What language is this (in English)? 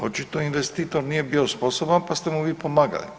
Croatian